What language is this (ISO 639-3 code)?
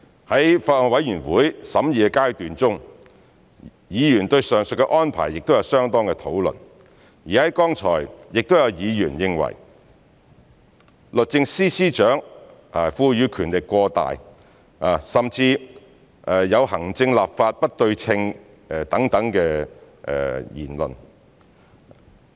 yue